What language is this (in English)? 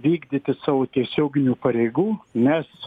Lithuanian